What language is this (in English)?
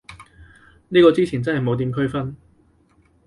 Cantonese